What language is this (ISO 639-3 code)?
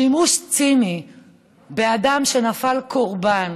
heb